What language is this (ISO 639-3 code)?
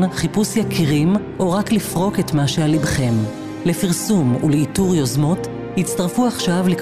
heb